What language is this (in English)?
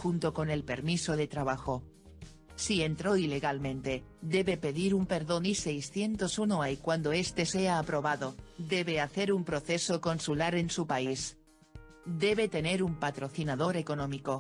Spanish